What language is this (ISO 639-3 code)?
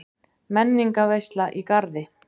isl